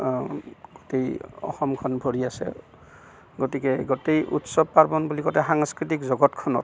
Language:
Assamese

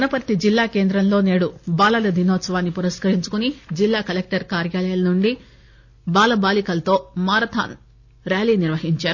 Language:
Telugu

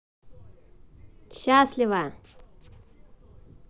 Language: Russian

